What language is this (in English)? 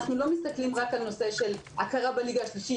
Hebrew